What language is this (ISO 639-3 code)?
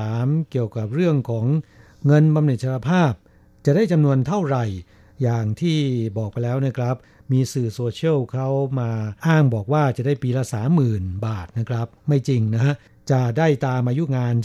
tha